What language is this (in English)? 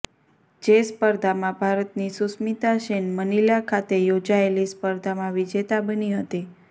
Gujarati